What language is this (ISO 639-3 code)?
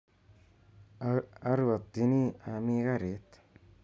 kln